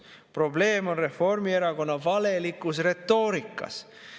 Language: Estonian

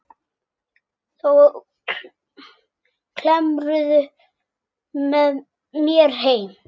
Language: Icelandic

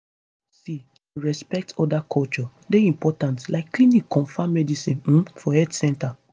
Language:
Nigerian Pidgin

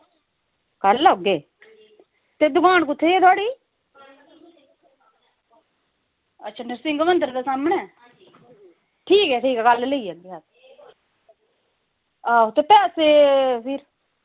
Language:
Dogri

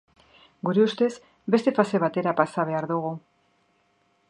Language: Basque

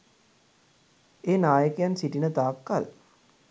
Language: Sinhala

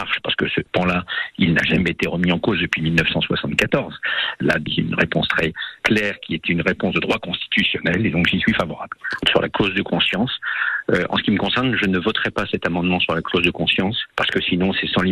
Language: French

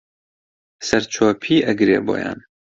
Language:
Central Kurdish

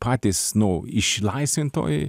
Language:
Lithuanian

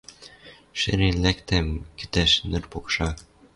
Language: Western Mari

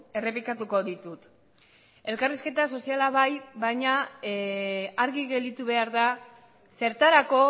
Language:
Basque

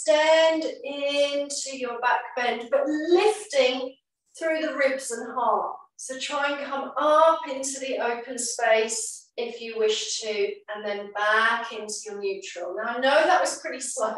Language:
English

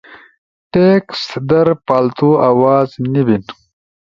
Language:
Ushojo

